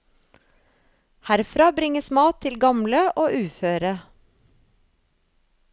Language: Norwegian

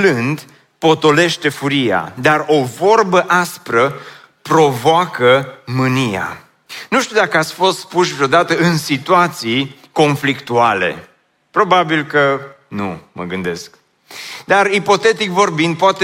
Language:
Romanian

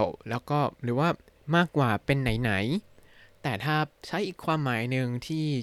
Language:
Thai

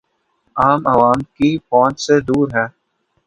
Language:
Urdu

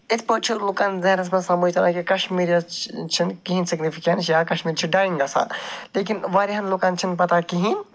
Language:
Kashmiri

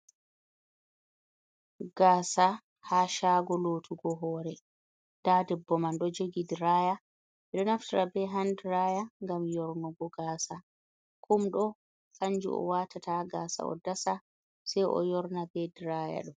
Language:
Fula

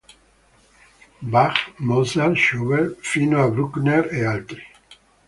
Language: Italian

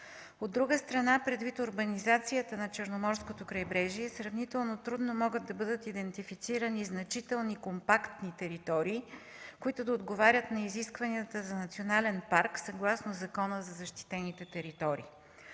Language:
Bulgarian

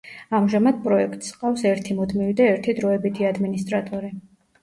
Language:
Georgian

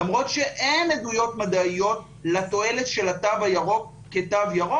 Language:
Hebrew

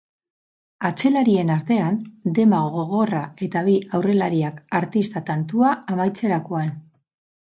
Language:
Basque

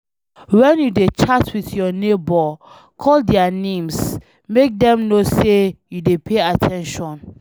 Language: Nigerian Pidgin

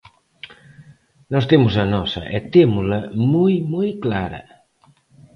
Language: Galician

